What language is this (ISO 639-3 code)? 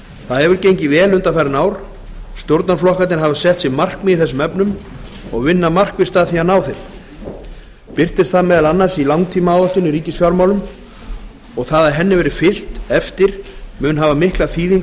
isl